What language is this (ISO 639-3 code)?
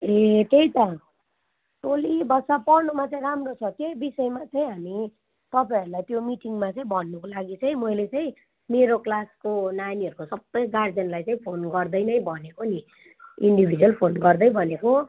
nep